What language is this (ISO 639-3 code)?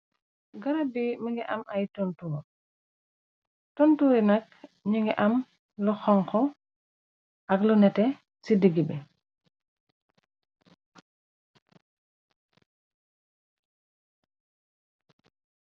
wol